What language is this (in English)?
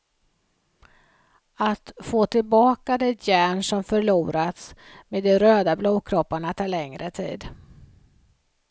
Swedish